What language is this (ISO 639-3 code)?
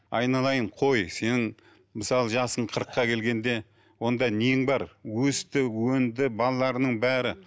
kaz